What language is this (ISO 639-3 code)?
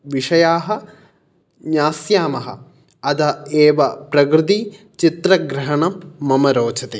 san